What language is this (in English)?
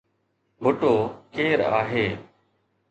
Sindhi